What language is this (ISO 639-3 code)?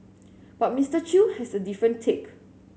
eng